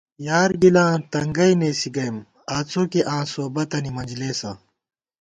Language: Gawar-Bati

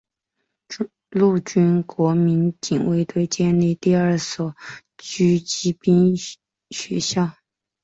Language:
Chinese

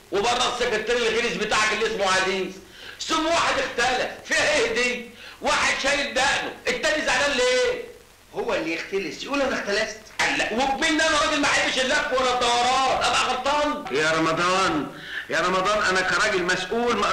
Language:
Arabic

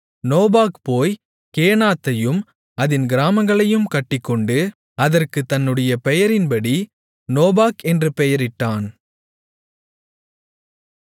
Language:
Tamil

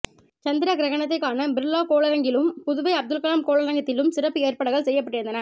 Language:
Tamil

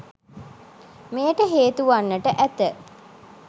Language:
Sinhala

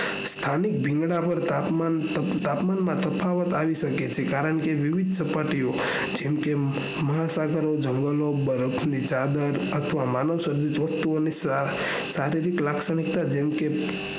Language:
Gujarati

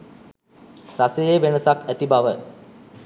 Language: Sinhala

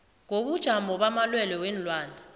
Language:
South Ndebele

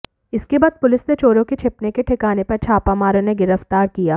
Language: Hindi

